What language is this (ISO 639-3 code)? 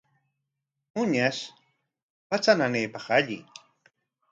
qwa